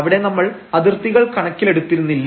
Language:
Malayalam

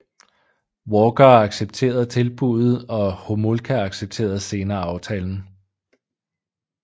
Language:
Danish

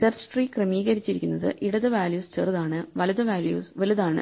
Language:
Malayalam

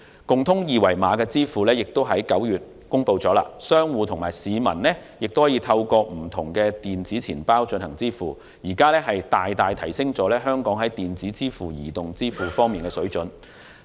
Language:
Cantonese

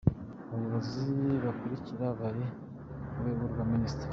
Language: Kinyarwanda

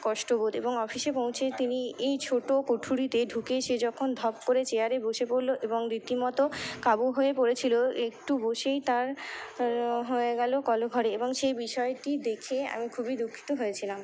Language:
Bangla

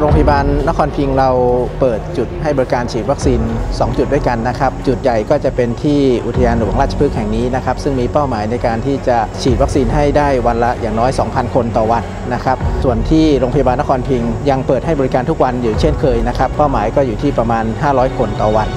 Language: Thai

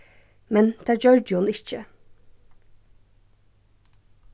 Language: Faroese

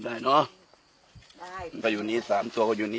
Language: Thai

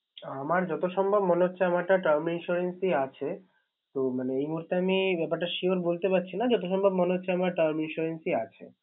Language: Bangla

